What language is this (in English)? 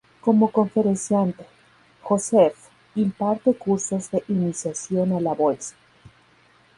Spanish